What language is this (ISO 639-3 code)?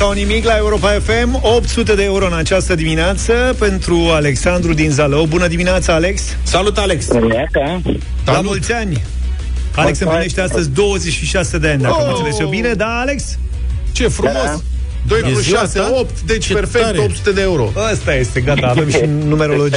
ron